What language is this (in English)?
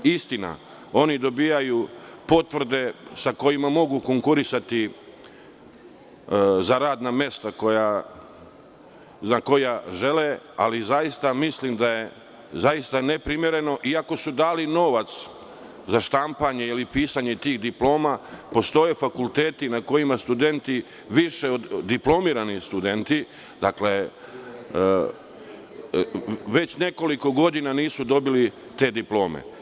Serbian